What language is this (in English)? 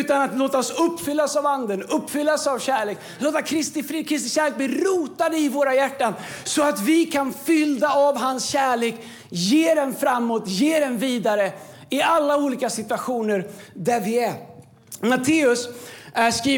Swedish